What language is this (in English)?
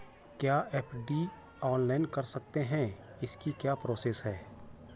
Hindi